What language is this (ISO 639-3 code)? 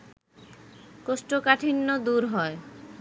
ben